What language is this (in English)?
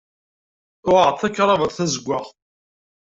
Kabyle